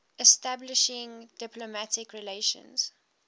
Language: English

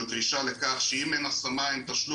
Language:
Hebrew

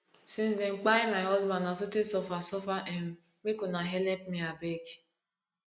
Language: Nigerian Pidgin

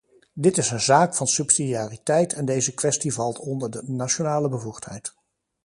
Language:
Dutch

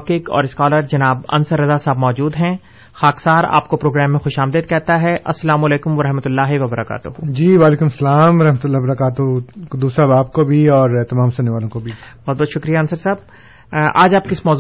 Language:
Urdu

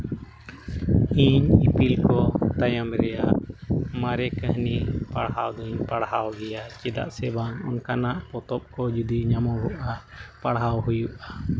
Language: Santali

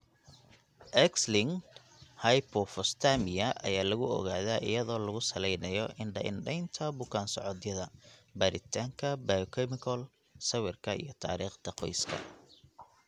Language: Somali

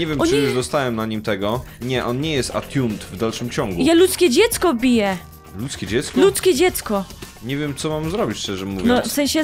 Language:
Polish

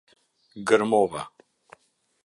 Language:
Albanian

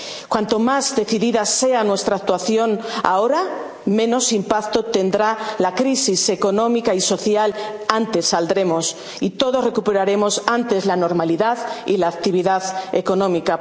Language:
Spanish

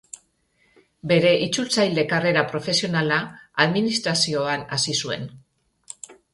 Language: Basque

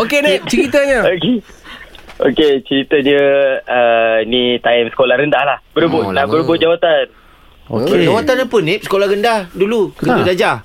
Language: Malay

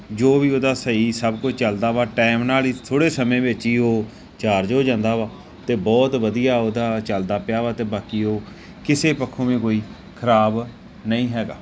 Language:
Punjabi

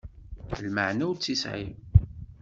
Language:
Kabyle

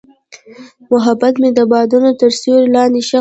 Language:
Pashto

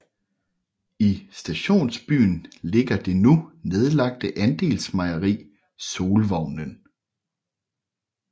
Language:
Danish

